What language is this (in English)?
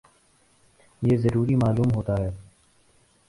Urdu